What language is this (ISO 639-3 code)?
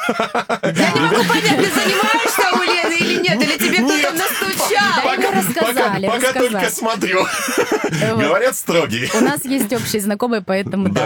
rus